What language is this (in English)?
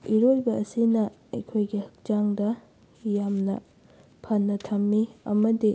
Manipuri